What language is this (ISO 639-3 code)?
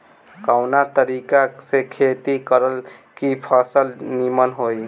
bho